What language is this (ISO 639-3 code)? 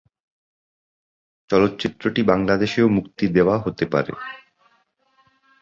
ben